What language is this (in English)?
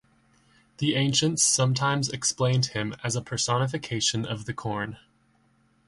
English